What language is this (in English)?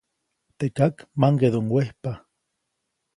Copainalá Zoque